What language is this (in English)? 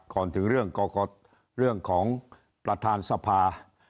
Thai